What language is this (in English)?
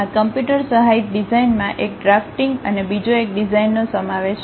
Gujarati